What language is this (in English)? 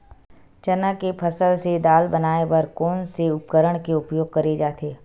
Chhattisgarhi